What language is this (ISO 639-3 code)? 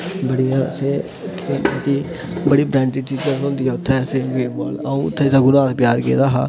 doi